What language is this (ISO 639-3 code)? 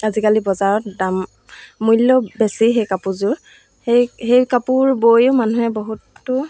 asm